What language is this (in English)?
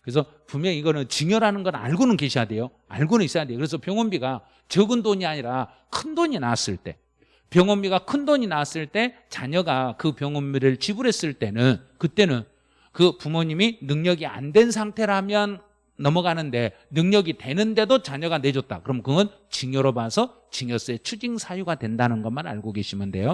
Korean